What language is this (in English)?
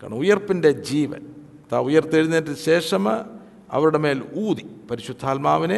Malayalam